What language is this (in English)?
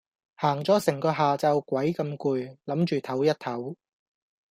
Cantonese